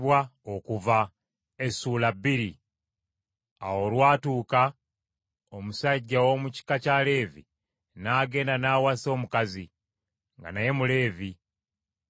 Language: Ganda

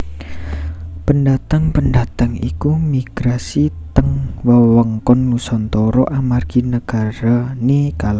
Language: Javanese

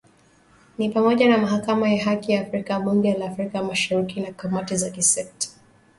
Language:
Swahili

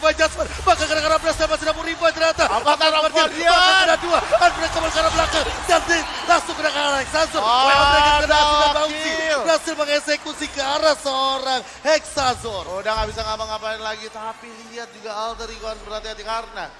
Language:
Indonesian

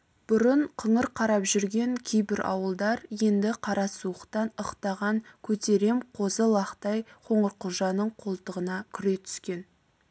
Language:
Kazakh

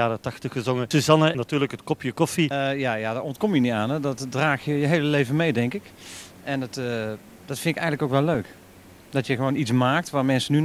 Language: Dutch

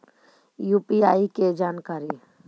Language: Magahi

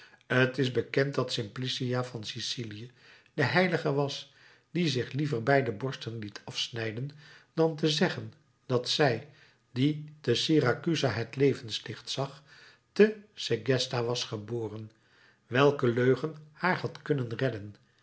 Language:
Dutch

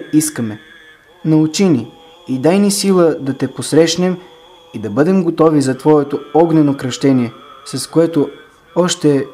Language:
Bulgarian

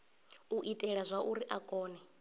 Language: Venda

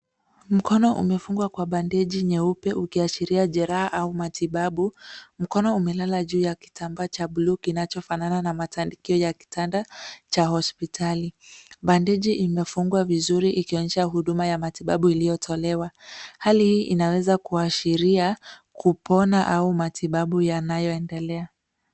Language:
Swahili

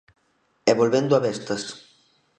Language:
Galician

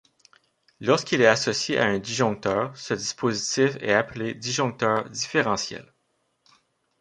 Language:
French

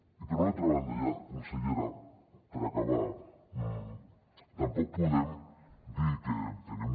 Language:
Catalan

